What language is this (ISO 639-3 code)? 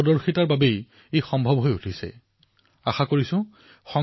asm